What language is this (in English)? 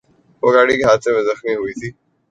Urdu